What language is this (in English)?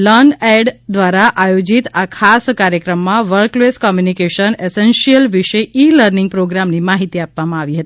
Gujarati